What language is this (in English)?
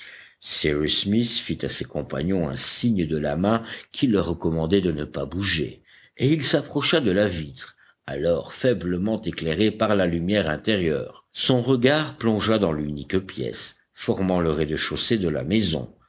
French